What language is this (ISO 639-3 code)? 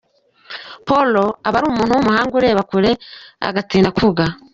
kin